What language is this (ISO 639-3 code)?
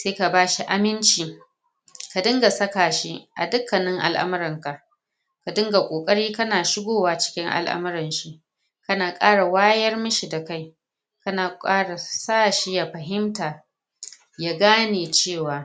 hau